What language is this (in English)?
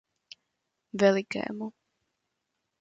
Czech